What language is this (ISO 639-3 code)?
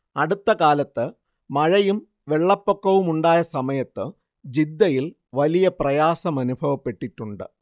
mal